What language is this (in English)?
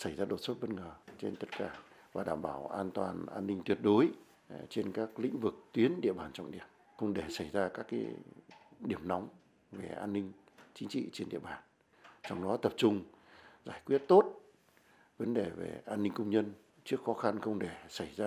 Vietnamese